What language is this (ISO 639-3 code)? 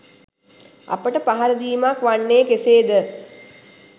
sin